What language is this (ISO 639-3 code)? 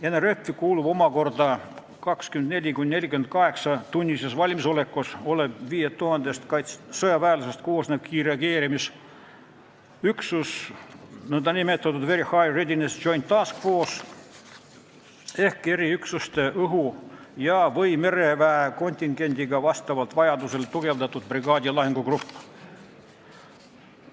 est